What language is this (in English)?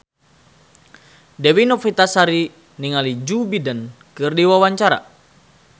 Sundanese